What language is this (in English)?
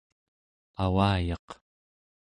Central Yupik